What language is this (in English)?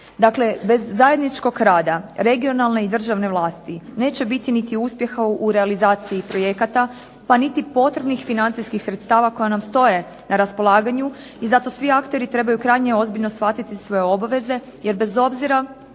Croatian